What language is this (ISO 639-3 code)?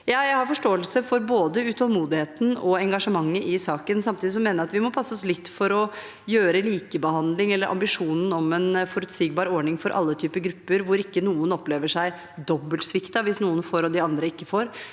nor